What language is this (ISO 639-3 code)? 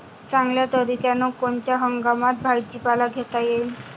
mar